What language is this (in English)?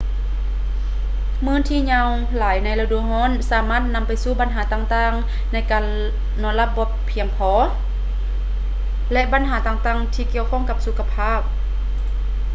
Lao